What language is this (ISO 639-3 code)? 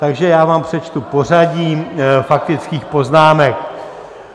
ces